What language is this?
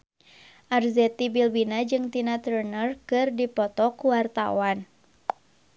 Sundanese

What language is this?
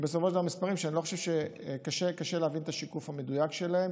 Hebrew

